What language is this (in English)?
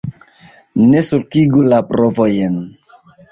Esperanto